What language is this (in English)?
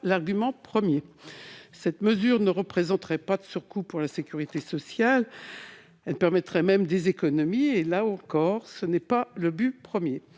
French